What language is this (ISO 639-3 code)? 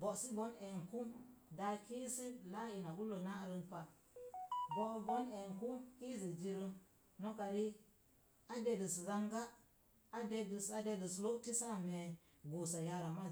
ver